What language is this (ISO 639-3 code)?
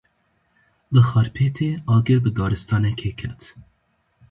kur